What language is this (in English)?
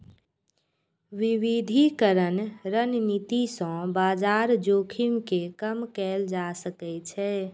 Maithili